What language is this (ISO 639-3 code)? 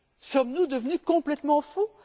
fra